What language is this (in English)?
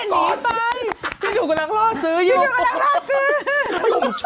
Thai